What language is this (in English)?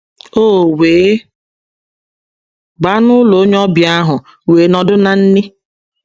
Igbo